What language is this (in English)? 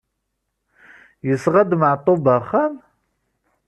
Kabyle